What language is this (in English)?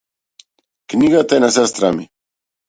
Macedonian